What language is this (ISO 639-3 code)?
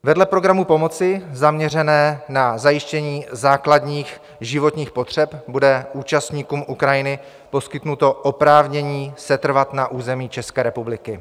ces